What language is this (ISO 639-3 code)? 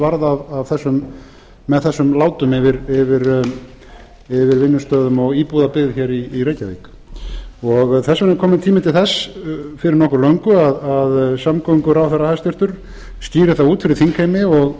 isl